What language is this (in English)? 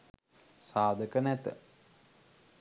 Sinhala